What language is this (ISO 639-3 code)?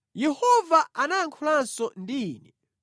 nya